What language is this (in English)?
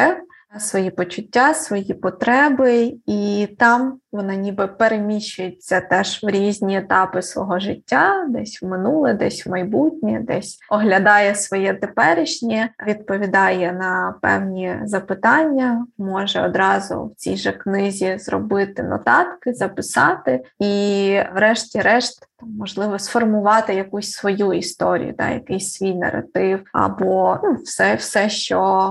Ukrainian